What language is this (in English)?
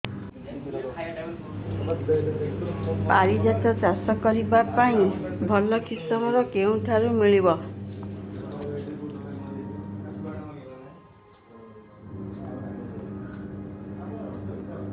Odia